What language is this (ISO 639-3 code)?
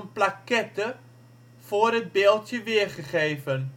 nld